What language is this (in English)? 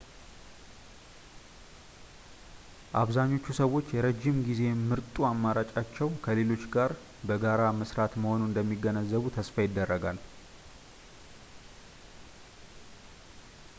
Amharic